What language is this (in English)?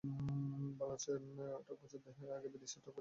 Bangla